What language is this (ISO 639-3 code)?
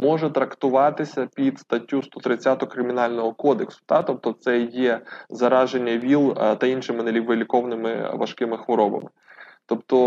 ukr